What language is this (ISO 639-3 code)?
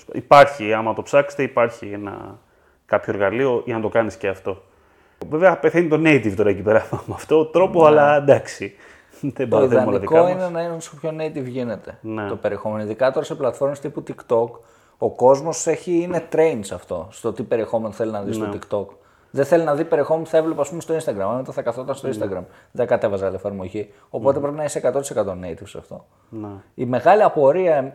ell